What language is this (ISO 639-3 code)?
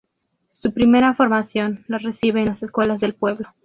spa